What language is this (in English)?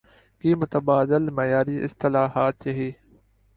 Urdu